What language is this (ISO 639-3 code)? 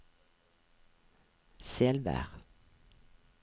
nor